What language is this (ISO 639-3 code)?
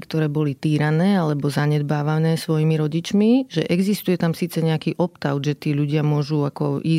slk